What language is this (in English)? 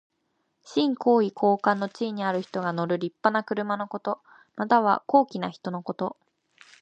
Japanese